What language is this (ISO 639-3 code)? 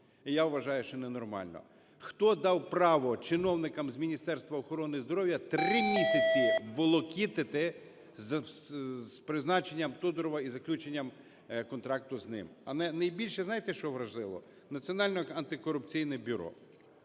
ukr